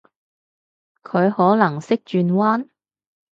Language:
Cantonese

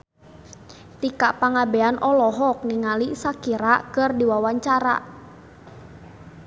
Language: Sundanese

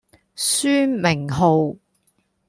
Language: Cantonese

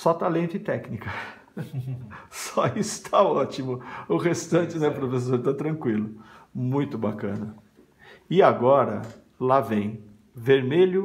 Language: Portuguese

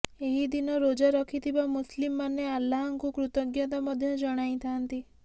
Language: Odia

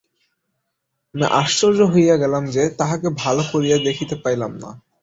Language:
Bangla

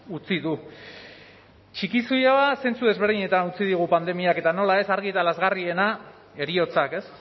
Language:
Basque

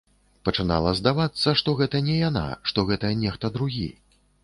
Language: Belarusian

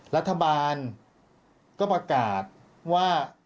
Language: Thai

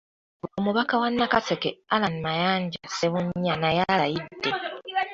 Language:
Ganda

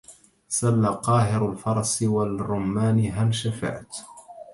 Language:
Arabic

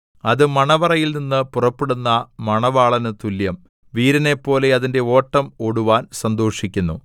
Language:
Malayalam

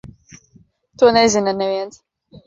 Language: Latvian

